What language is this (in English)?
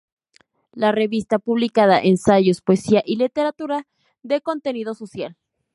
Spanish